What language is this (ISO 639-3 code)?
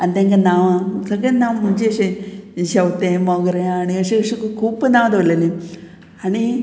kok